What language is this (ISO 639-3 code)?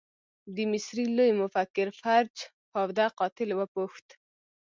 pus